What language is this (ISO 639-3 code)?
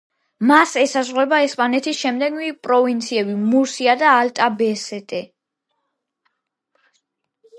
kat